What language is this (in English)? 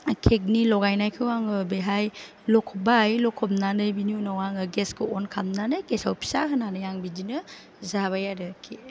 Bodo